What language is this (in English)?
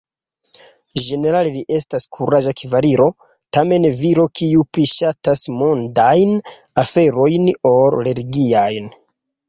Esperanto